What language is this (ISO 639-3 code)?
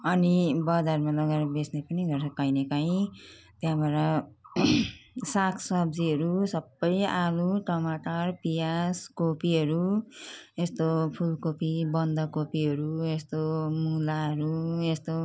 nep